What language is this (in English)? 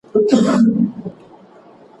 Pashto